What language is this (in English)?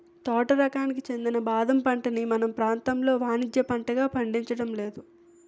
Telugu